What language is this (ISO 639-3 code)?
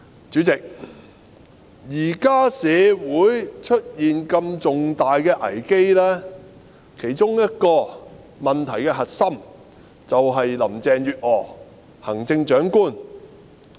yue